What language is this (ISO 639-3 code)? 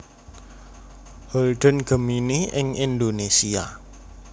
jav